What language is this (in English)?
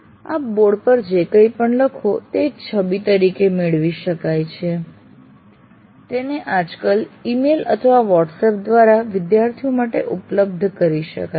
Gujarati